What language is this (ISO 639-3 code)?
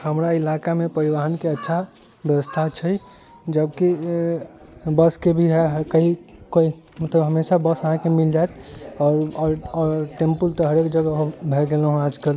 mai